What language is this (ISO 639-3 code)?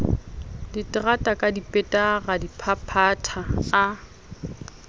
sot